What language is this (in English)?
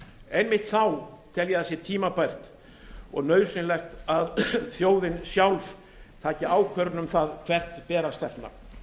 Icelandic